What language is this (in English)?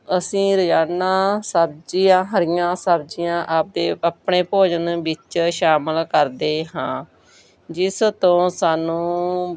Punjabi